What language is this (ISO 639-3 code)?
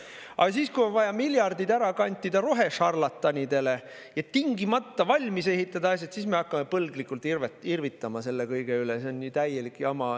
est